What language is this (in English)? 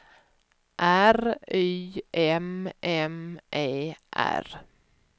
Swedish